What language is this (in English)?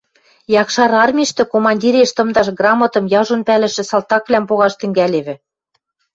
Western Mari